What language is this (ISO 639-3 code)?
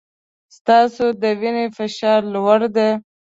pus